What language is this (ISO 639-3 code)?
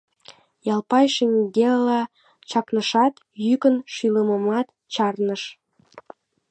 chm